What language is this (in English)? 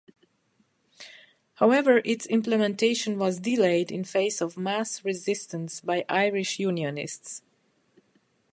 English